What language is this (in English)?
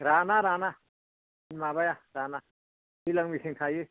Bodo